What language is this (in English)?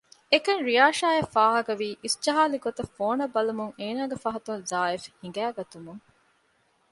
Divehi